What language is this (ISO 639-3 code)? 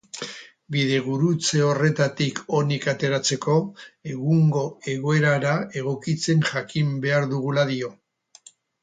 eus